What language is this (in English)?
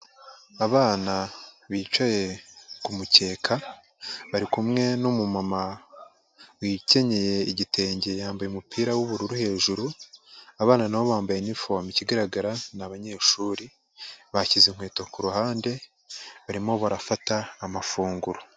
Kinyarwanda